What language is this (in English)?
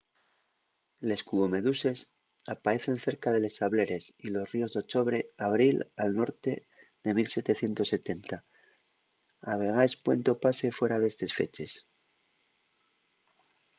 Asturian